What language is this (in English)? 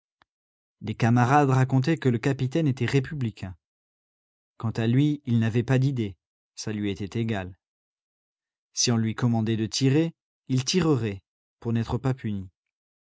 French